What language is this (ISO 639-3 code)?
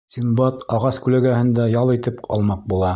bak